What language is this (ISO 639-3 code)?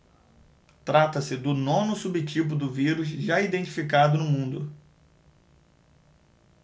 por